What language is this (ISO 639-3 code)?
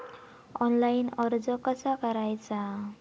mar